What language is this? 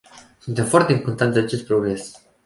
Romanian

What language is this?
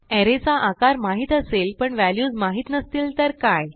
Marathi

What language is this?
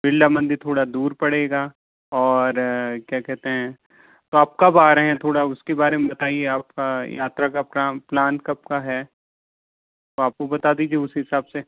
Hindi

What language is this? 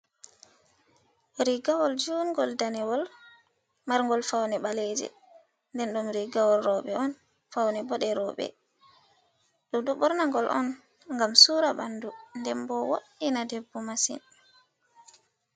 Fula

